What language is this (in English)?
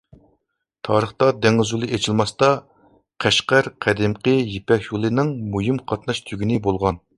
Uyghur